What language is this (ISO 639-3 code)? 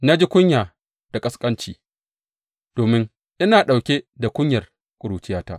hau